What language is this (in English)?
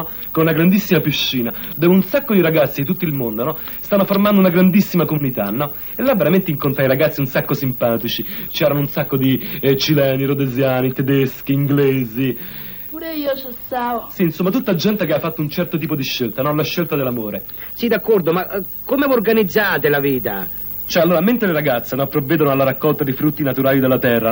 Italian